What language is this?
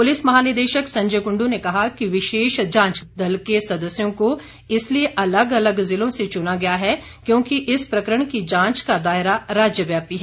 Hindi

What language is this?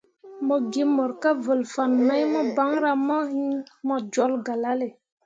Mundang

